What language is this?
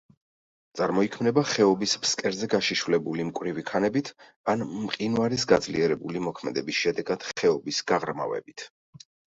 Georgian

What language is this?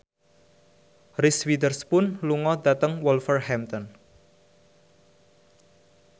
Javanese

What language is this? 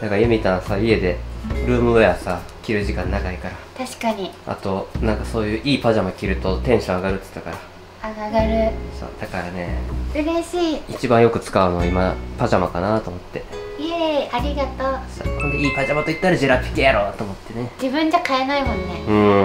Japanese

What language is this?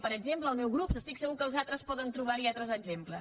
Catalan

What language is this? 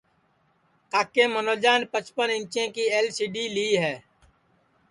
Sansi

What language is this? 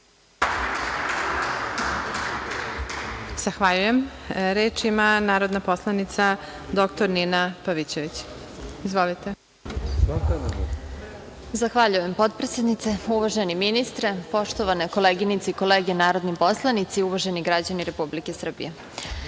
Serbian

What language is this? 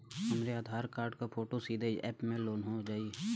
Bhojpuri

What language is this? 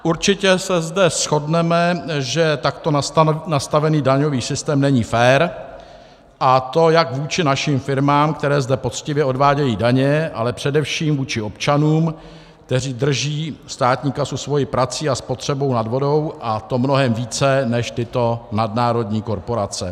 Czech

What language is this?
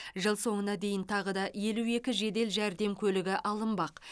Kazakh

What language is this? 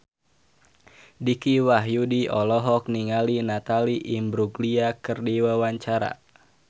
Sundanese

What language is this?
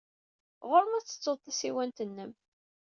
Kabyle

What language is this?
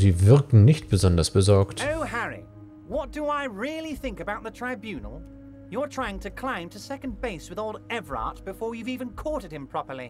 German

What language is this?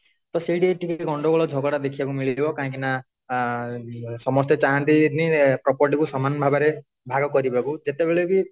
Odia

